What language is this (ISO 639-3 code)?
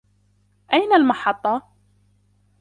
ara